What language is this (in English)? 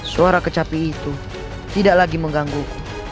Indonesian